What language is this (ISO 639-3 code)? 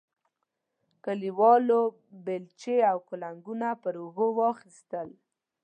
pus